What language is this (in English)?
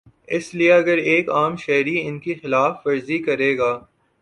Urdu